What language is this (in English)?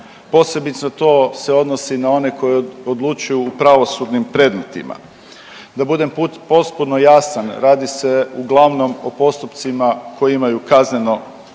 Croatian